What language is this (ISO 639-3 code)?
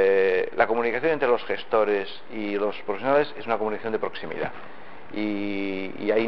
spa